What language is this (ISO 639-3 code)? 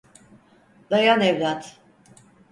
tur